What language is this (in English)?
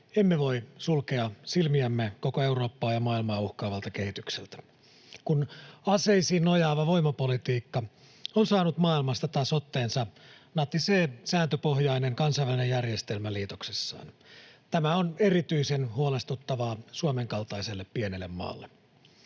Finnish